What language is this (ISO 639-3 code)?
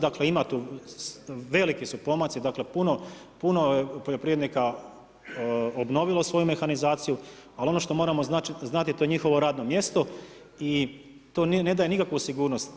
hrv